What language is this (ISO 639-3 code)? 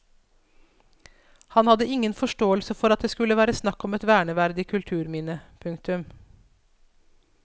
nor